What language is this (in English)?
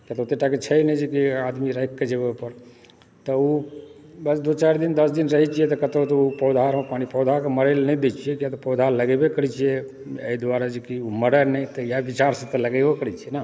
Maithili